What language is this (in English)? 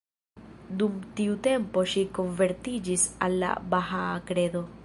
Esperanto